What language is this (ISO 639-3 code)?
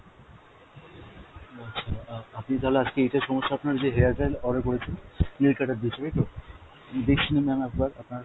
ben